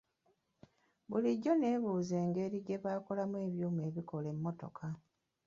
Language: Ganda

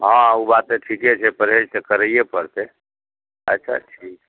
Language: Maithili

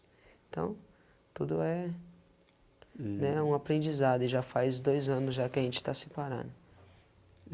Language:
Portuguese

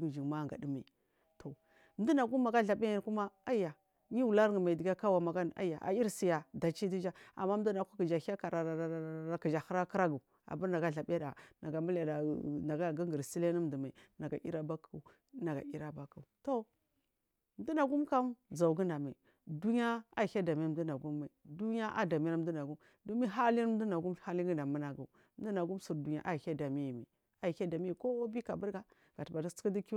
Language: Marghi South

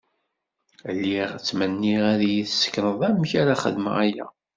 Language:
Kabyle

